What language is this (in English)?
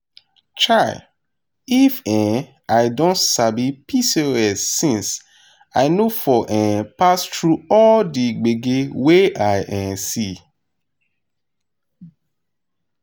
Nigerian Pidgin